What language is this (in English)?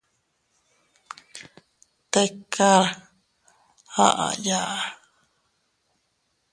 Teutila Cuicatec